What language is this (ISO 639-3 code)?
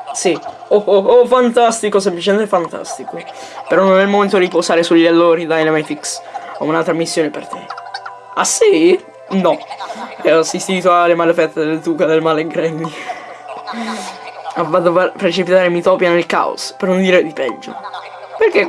ita